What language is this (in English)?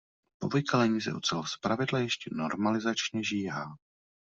Czech